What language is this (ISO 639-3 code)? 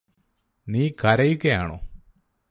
mal